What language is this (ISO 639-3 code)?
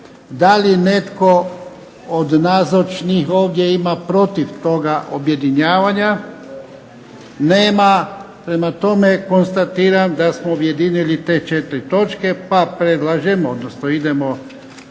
hrv